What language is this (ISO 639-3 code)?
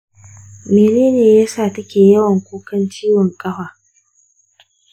hau